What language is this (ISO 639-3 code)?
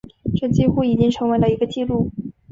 zho